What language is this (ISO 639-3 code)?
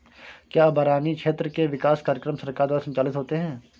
hin